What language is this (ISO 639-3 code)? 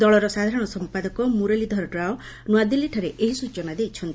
ori